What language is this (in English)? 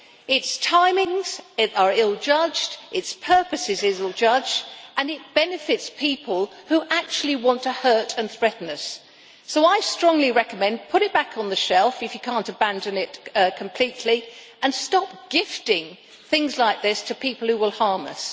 English